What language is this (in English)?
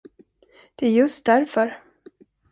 Swedish